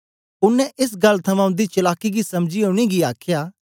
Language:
Dogri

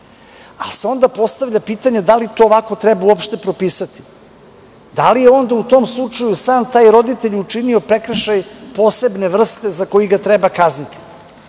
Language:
Serbian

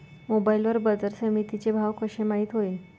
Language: Marathi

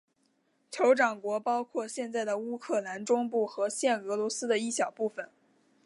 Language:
Chinese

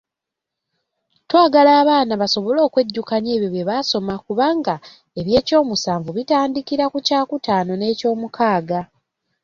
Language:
Ganda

